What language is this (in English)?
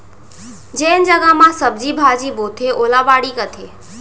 Chhattisgarhi